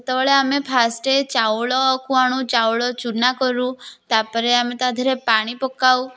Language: Odia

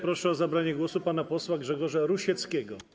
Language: Polish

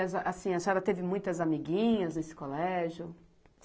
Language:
Portuguese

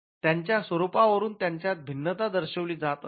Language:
Marathi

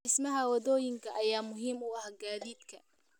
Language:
Somali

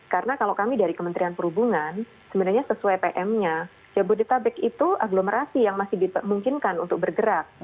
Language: Indonesian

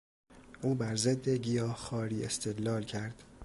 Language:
Persian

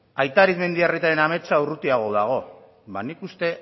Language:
Basque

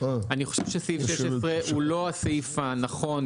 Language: Hebrew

